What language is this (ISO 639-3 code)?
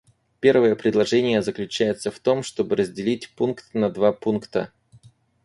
rus